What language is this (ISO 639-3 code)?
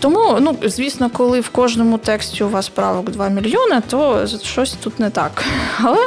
ukr